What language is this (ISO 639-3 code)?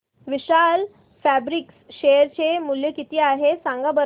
mar